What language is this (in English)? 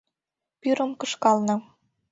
Mari